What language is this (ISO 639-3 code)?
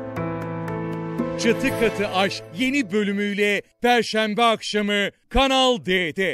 tur